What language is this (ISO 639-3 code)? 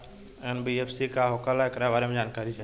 bho